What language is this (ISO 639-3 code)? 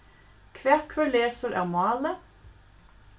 fao